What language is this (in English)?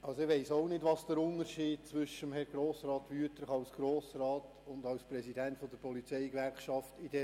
Swiss German